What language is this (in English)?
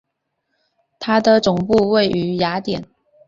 Chinese